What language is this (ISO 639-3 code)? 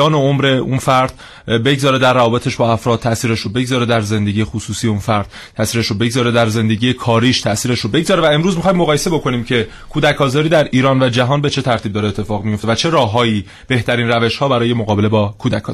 fas